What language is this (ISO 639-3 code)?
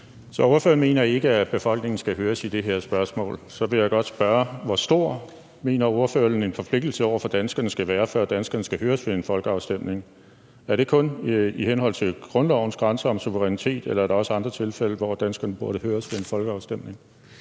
dan